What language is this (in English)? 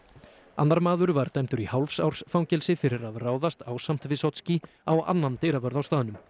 Icelandic